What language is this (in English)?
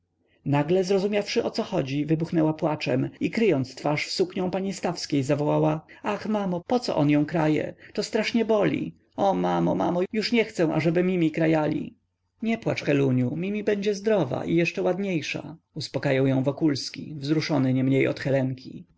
Polish